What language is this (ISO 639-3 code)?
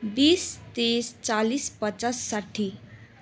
nep